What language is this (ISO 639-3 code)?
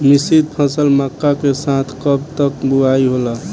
bho